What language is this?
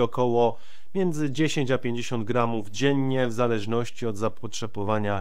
Polish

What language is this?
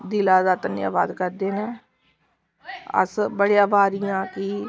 Dogri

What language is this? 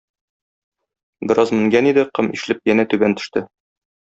Tatar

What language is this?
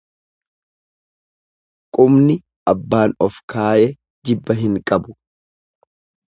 Oromo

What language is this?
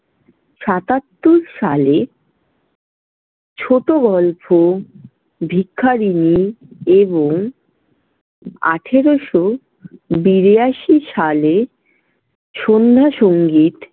Bangla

